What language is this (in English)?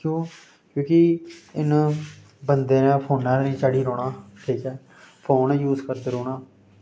Dogri